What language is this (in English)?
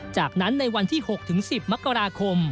Thai